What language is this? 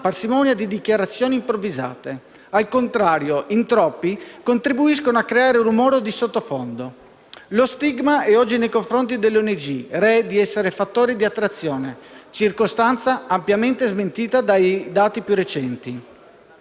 Italian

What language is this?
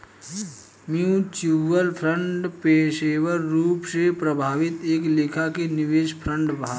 Bhojpuri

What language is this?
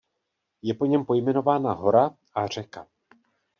Czech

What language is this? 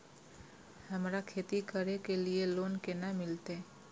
Maithili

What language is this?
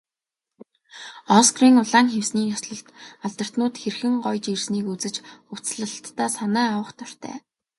Mongolian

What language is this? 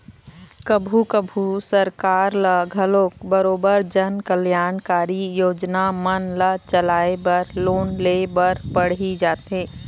Chhattisgarhi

